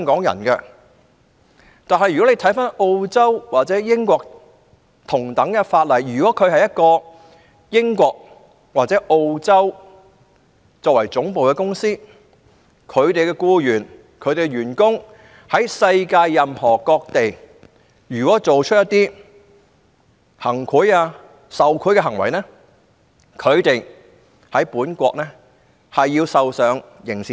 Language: Cantonese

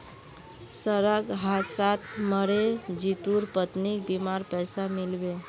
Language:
Magahi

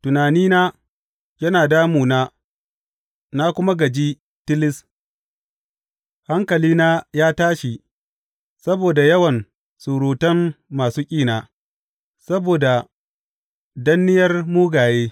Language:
Hausa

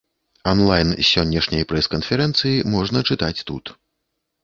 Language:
Belarusian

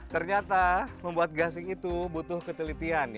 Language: Indonesian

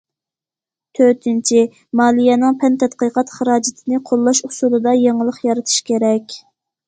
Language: Uyghur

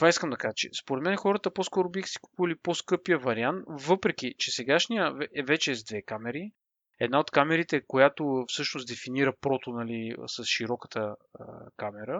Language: Bulgarian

